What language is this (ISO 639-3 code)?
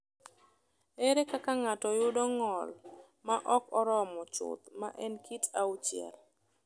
luo